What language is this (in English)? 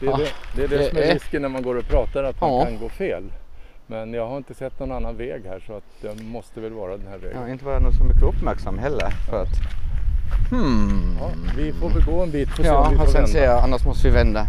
Swedish